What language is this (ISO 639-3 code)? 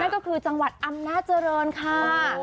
tha